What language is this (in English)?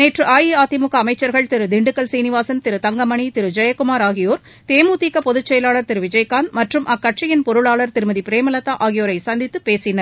Tamil